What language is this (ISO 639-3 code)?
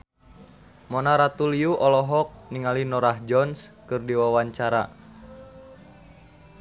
sun